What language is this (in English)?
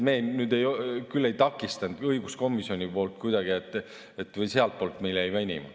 Estonian